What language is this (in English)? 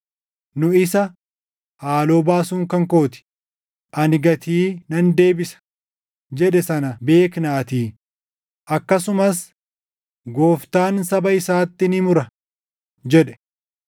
Oromo